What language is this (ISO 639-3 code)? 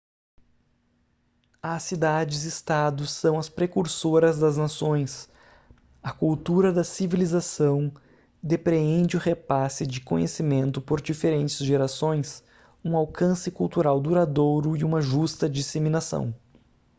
por